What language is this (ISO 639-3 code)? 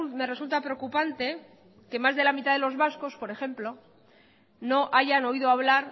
spa